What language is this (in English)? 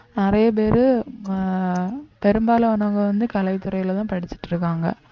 Tamil